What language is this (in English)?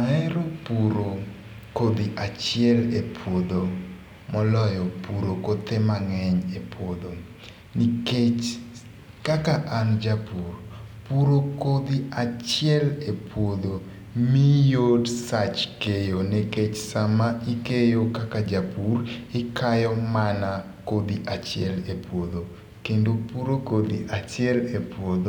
Luo (Kenya and Tanzania)